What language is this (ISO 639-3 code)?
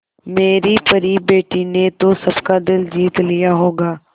hin